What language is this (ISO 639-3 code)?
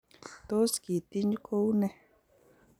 kln